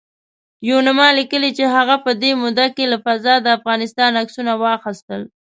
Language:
Pashto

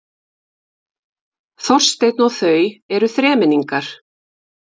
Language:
Icelandic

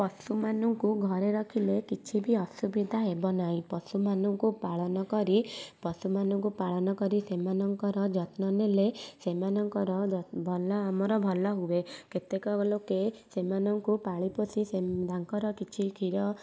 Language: Odia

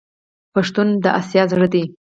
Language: Pashto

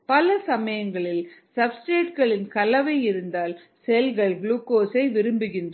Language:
Tamil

